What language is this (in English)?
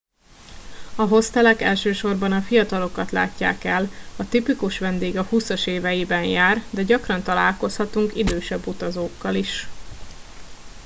Hungarian